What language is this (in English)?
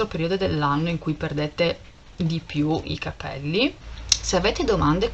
Italian